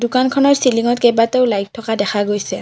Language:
Assamese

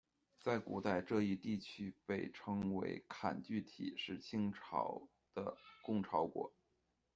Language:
Chinese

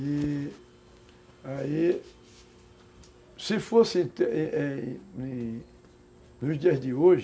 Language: Portuguese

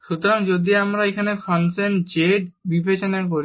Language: Bangla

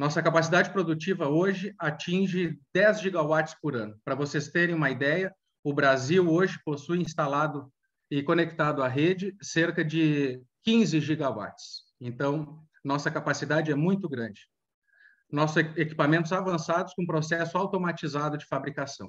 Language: Portuguese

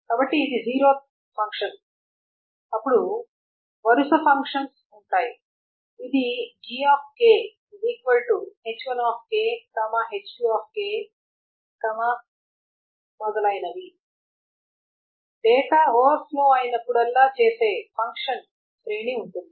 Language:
Telugu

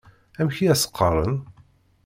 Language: Kabyle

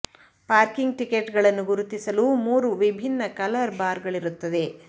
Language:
Kannada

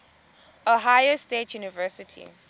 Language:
Xhosa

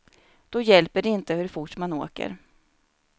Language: Swedish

